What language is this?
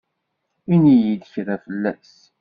Kabyle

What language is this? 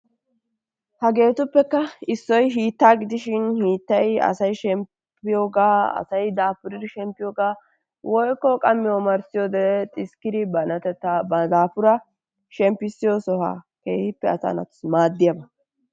Wolaytta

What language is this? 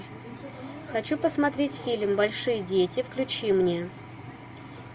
Russian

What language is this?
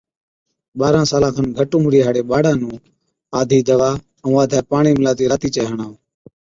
Od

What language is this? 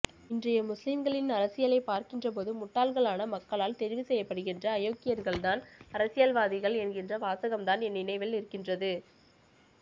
Tamil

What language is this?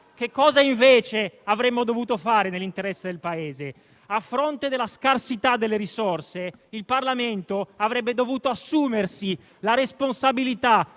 Italian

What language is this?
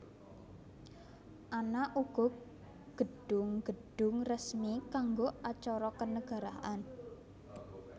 Javanese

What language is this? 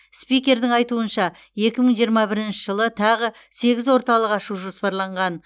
Kazakh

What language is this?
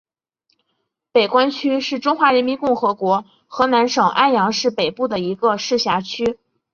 Chinese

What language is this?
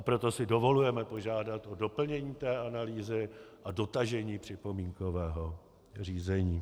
Czech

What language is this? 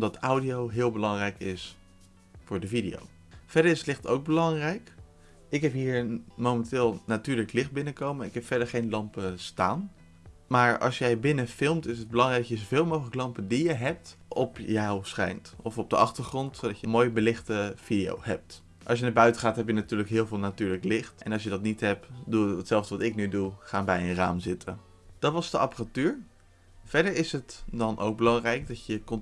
Dutch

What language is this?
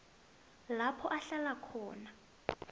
South Ndebele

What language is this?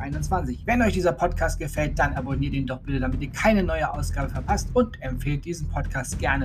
German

